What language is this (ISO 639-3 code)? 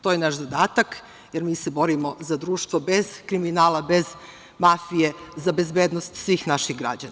srp